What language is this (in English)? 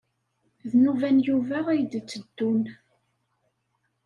Kabyle